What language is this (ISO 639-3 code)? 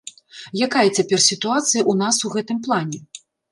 bel